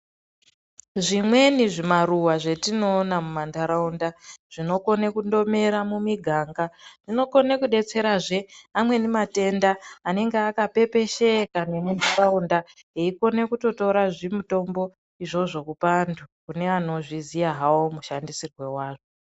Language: Ndau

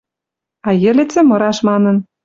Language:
Western Mari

